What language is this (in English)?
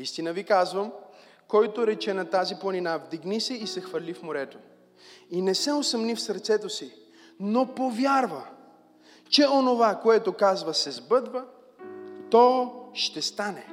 Bulgarian